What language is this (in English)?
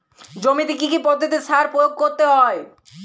Bangla